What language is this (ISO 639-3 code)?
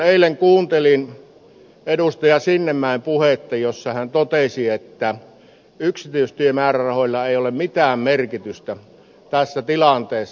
fin